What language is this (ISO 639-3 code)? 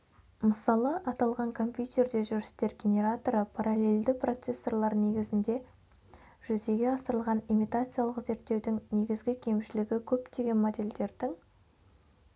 kaz